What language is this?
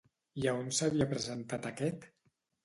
Catalan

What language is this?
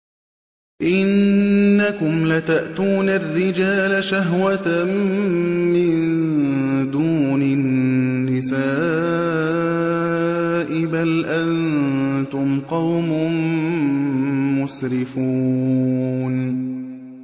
Arabic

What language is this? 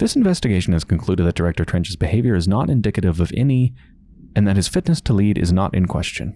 English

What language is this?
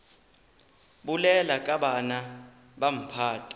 Northern Sotho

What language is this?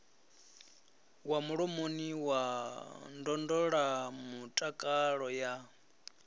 Venda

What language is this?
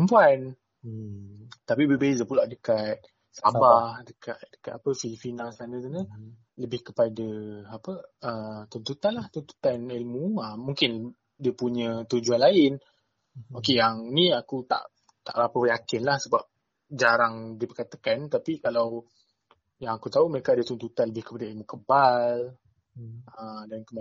Malay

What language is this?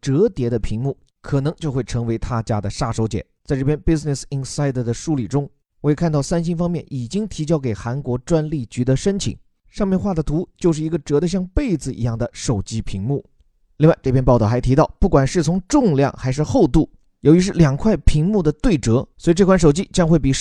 Chinese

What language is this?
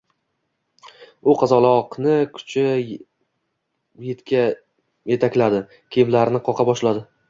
Uzbek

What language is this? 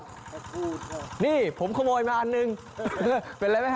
Thai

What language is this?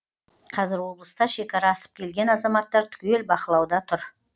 Kazakh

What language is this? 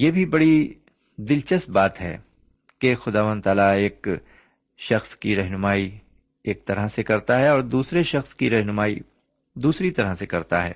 Urdu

